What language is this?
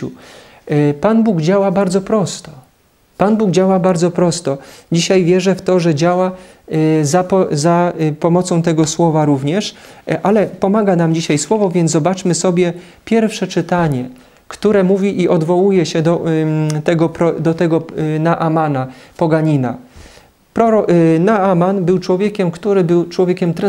Polish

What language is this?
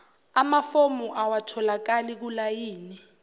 Zulu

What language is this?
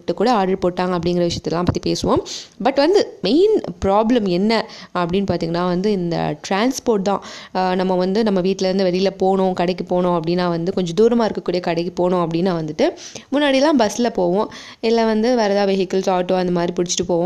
Tamil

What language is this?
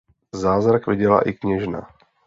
Czech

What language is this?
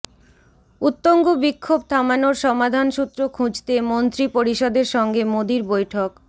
Bangla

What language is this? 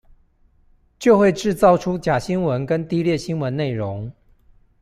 Chinese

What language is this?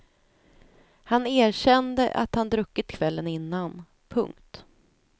Swedish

